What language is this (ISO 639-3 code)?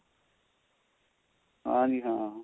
pan